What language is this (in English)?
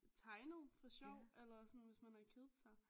Danish